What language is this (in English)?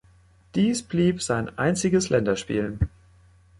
German